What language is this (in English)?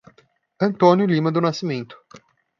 Portuguese